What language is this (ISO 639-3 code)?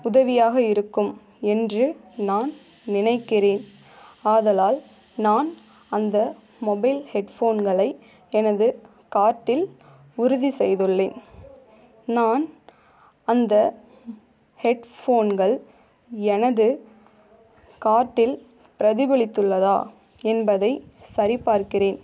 tam